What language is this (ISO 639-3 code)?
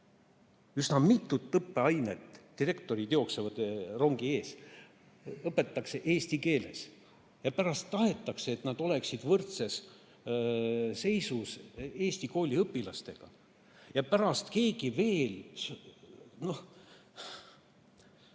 est